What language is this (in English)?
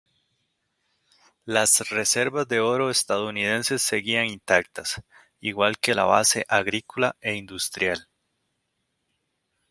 Spanish